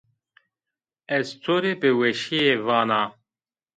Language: Zaza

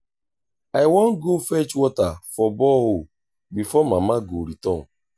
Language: Nigerian Pidgin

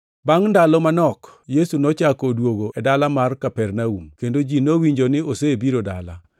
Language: Luo (Kenya and Tanzania)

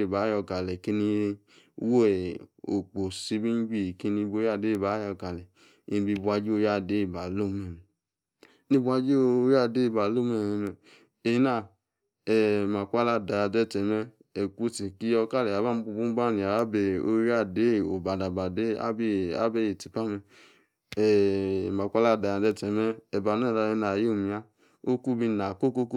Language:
Yace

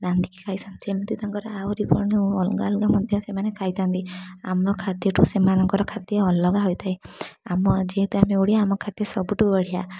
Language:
Odia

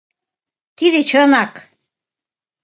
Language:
Mari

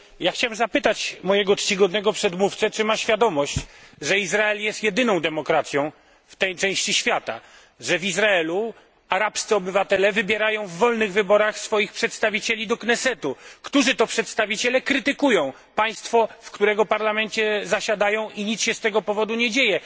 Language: Polish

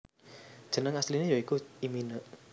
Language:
Javanese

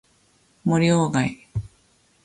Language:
Japanese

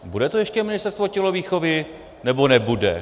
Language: Czech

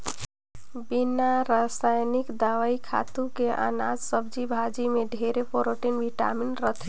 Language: Chhattisgarhi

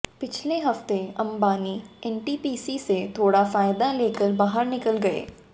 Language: Hindi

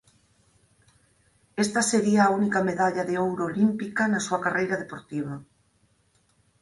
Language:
Galician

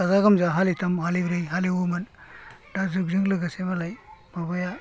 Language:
Bodo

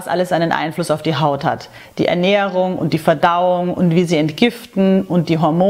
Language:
German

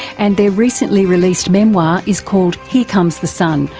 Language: English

